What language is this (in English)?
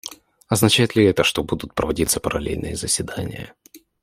Russian